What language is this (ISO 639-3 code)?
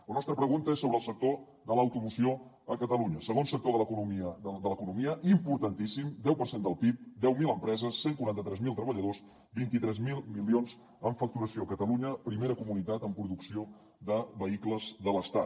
cat